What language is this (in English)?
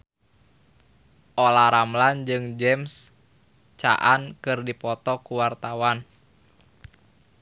Sundanese